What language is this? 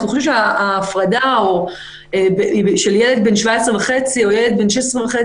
Hebrew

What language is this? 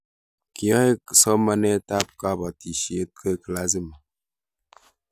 Kalenjin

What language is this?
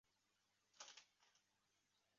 Chinese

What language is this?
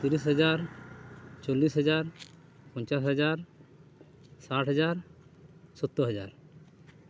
Santali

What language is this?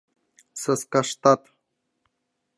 Mari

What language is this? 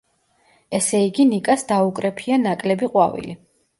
Georgian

